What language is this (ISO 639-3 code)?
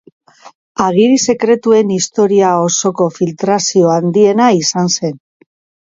eus